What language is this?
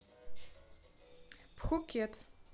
Russian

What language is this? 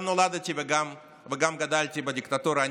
Hebrew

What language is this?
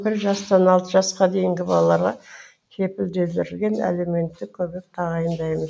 Kazakh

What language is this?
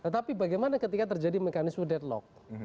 Indonesian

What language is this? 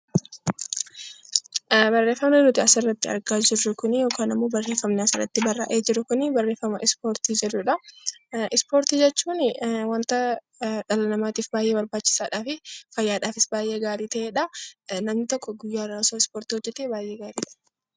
Oromo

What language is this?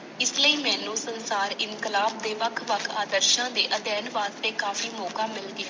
Punjabi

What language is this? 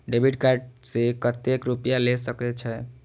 Maithili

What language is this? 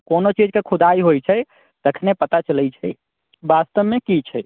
Maithili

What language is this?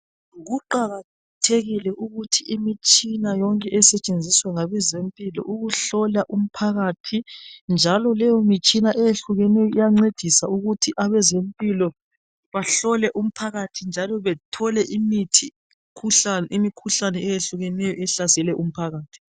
North Ndebele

